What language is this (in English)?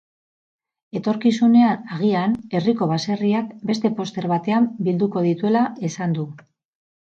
Basque